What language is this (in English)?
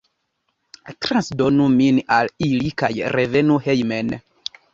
Esperanto